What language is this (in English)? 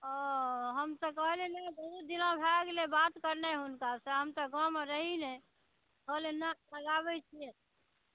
Maithili